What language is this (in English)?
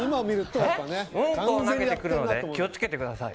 Japanese